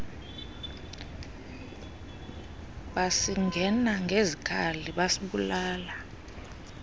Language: Xhosa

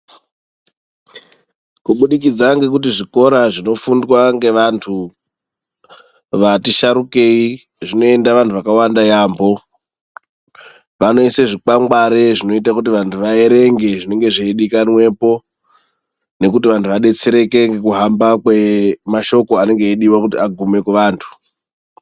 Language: Ndau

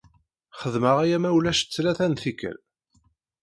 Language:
Kabyle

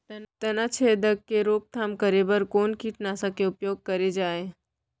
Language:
Chhattisgarhi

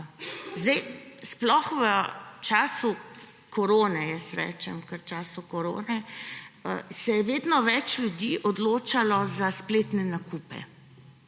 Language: Slovenian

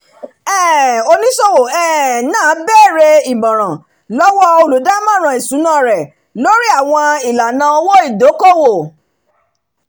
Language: Yoruba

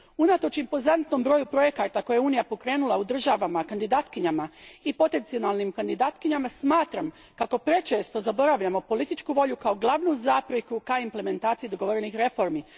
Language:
Croatian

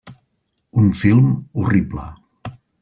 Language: Catalan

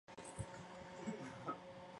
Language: Chinese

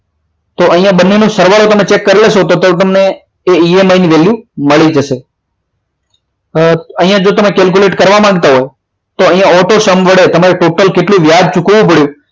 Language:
Gujarati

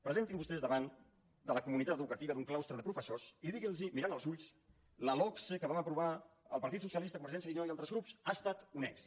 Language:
Catalan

